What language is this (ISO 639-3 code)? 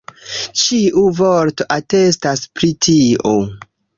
epo